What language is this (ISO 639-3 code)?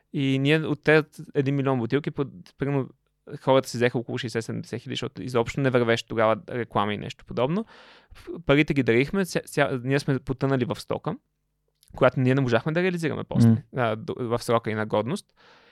bul